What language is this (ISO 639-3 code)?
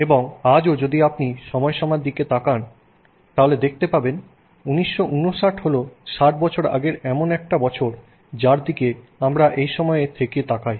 ben